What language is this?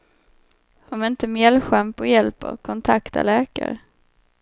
Swedish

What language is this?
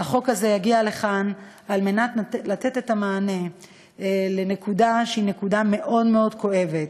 Hebrew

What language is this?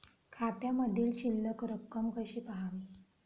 Marathi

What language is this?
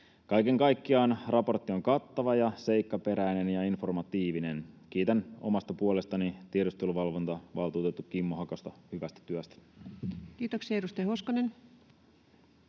Finnish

